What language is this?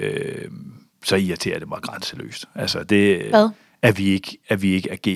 Danish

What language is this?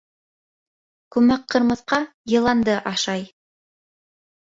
Bashkir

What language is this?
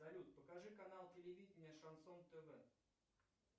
Russian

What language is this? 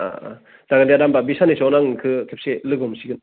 Bodo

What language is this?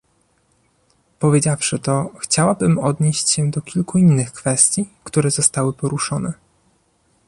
Polish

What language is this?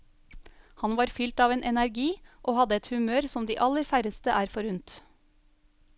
Norwegian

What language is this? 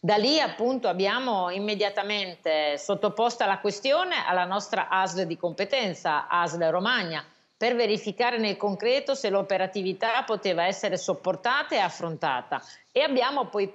Italian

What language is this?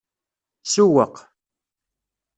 Kabyle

